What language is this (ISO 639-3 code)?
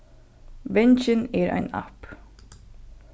fao